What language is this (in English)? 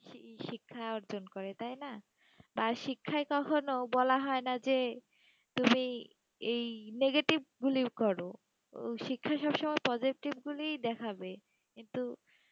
Bangla